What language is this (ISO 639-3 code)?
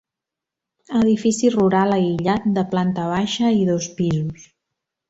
cat